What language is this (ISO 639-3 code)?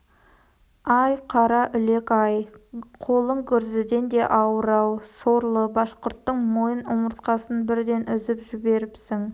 kaz